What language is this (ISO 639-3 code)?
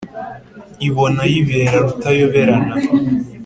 kin